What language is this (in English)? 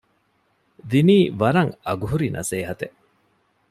Divehi